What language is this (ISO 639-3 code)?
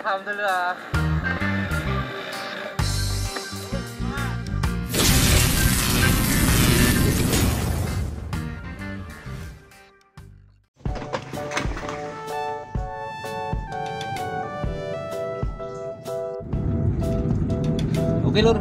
ind